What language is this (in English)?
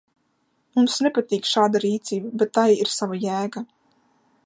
Latvian